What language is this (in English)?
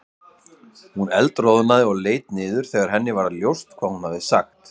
Icelandic